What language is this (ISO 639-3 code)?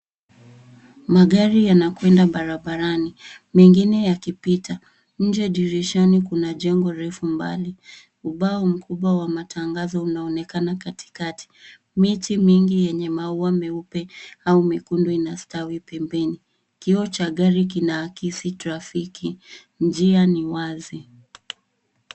swa